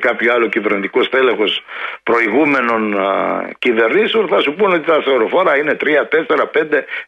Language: Greek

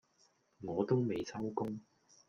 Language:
Cantonese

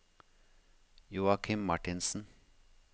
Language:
Norwegian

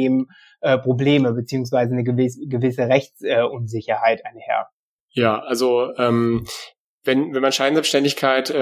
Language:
German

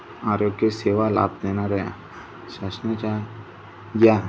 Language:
Marathi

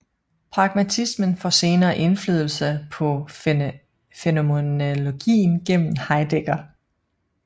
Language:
Danish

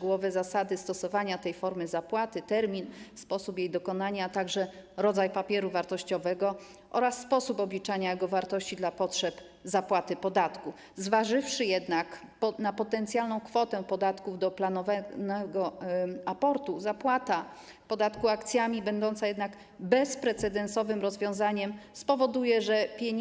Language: Polish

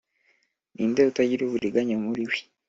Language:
Kinyarwanda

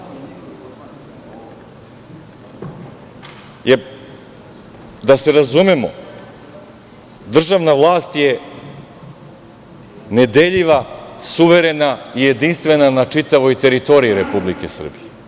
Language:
Serbian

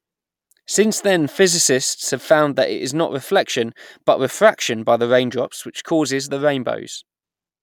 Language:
English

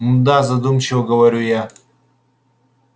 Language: Russian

